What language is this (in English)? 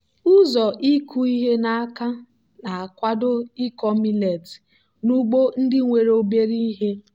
Igbo